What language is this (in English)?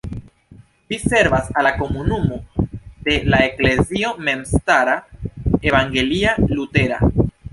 Esperanto